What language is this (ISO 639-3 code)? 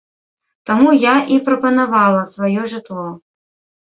bel